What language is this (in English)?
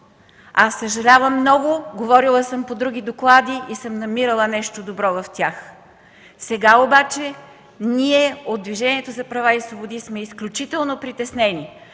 Bulgarian